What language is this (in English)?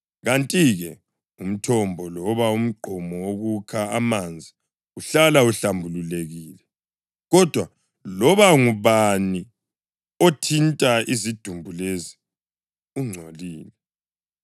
North Ndebele